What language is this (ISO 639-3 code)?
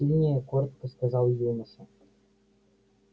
rus